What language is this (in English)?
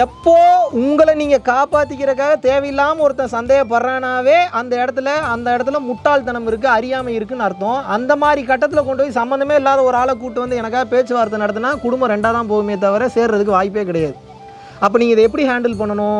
Tamil